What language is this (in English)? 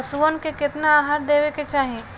Bhojpuri